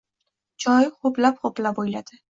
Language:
Uzbek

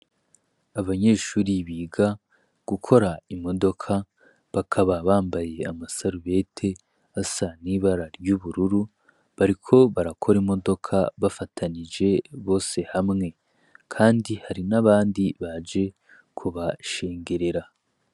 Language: Rundi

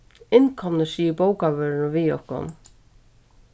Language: Faroese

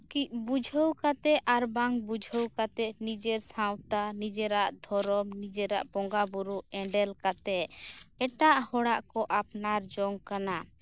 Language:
Santali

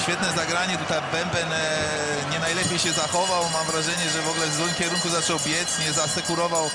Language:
Polish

